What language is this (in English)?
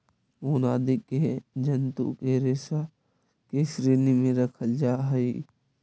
Magahi